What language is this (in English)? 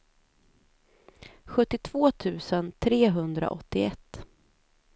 Swedish